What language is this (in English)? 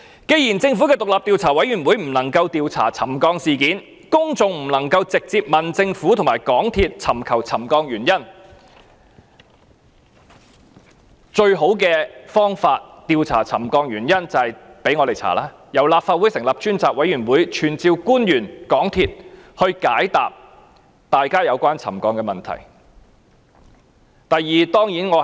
Cantonese